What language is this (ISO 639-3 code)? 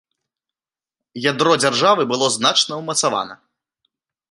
bel